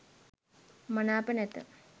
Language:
Sinhala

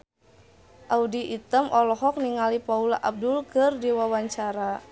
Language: Sundanese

